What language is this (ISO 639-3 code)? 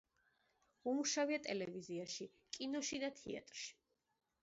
kat